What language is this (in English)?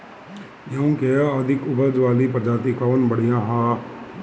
Bhojpuri